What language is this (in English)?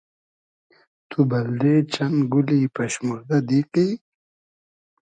Hazaragi